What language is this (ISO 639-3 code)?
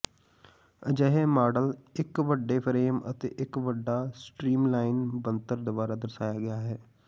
pan